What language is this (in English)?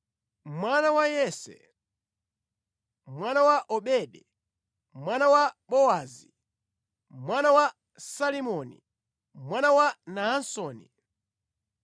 Nyanja